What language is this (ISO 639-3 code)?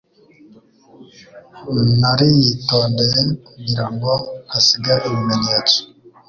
kin